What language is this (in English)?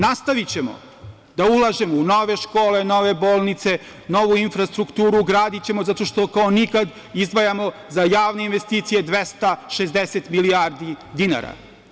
Serbian